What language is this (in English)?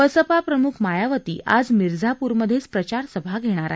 Marathi